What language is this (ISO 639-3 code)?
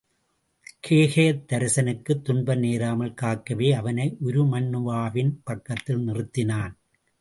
tam